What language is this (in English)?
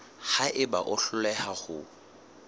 Southern Sotho